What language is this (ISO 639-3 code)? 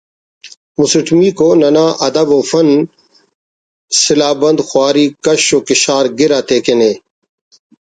brh